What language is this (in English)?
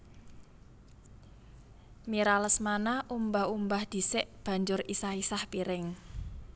Javanese